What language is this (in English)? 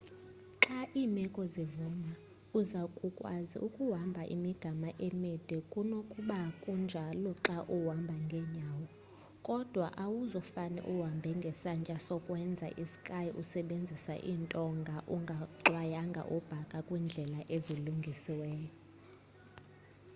Xhosa